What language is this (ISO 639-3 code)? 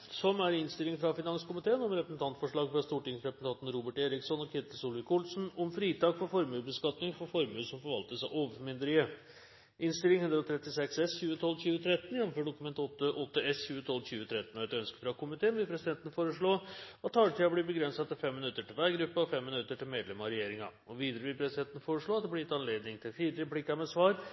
nor